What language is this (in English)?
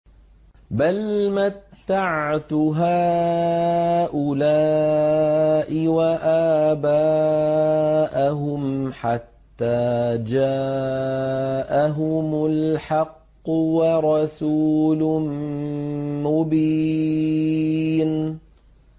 Arabic